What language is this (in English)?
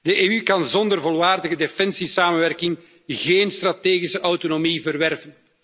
Dutch